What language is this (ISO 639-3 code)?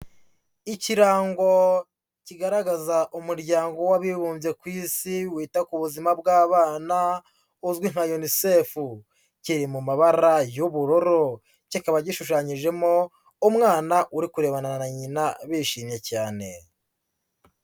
kin